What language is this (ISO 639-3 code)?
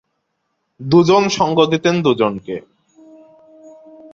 ben